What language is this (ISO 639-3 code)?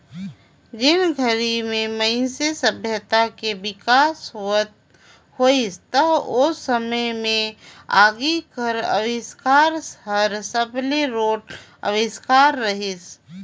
hne